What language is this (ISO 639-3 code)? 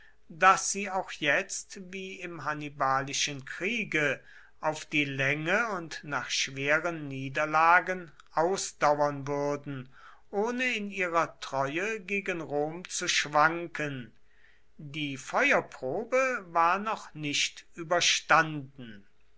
deu